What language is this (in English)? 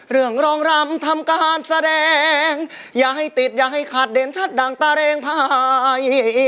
Thai